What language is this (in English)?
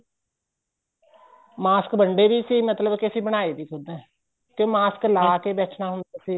Punjabi